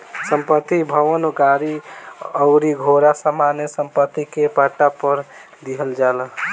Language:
Bhojpuri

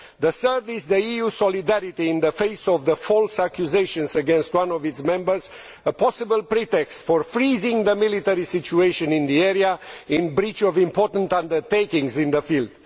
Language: English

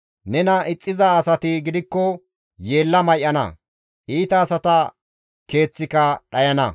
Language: Gamo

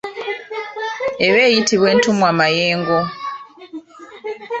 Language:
Ganda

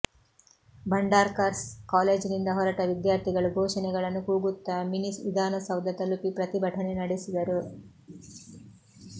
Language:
Kannada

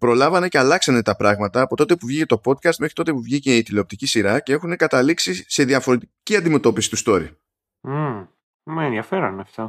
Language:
Greek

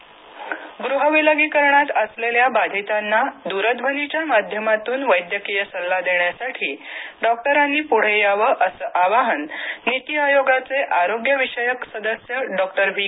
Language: Marathi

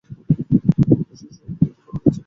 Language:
Bangla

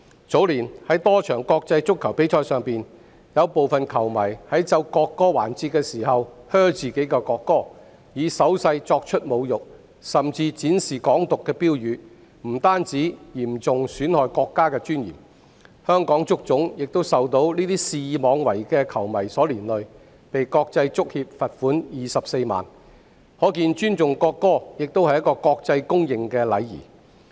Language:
Cantonese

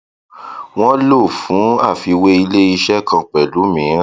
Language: Yoruba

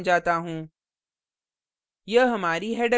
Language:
Hindi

